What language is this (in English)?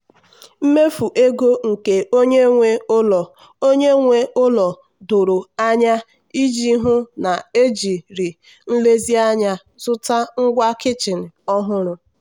Igbo